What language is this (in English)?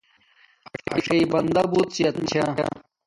Domaaki